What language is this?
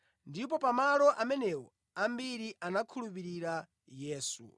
Nyanja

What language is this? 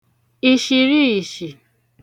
Igbo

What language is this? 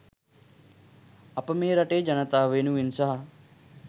Sinhala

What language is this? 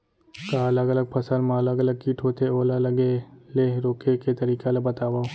Chhattisgarhi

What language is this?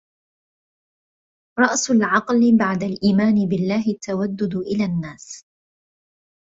Arabic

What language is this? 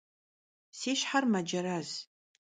Kabardian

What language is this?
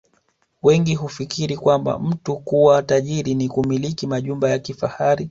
Swahili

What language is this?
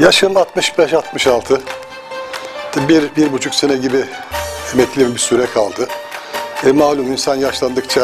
Turkish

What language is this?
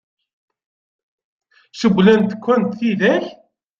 Kabyle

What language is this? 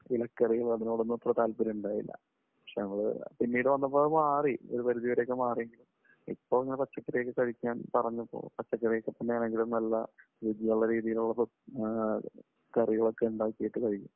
Malayalam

